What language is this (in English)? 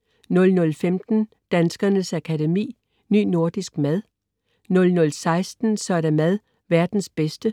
Danish